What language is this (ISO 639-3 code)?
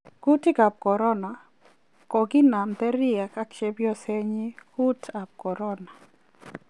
kln